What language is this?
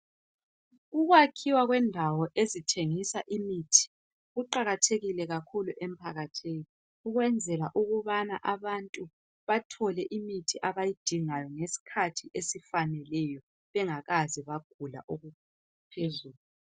North Ndebele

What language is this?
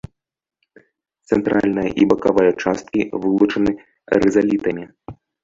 Belarusian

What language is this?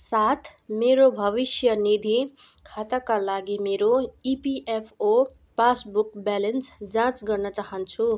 Nepali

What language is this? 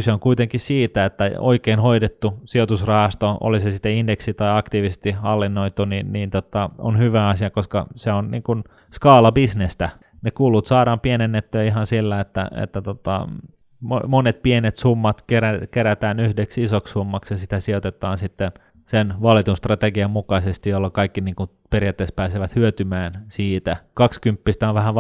Finnish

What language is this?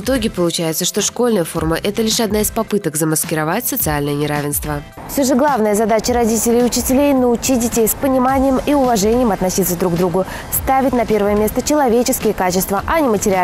Russian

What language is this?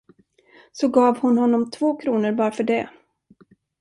Swedish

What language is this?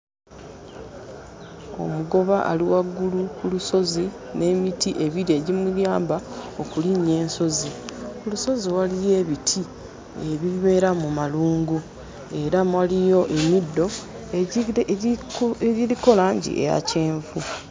Ganda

